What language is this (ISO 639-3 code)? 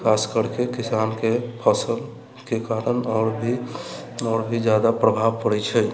mai